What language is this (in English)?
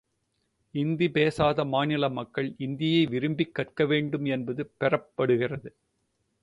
Tamil